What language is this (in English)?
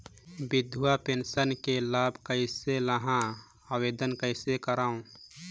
Chhattisgarhi